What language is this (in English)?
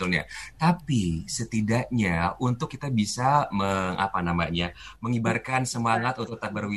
Indonesian